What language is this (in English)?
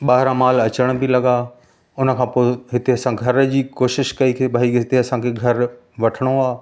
Sindhi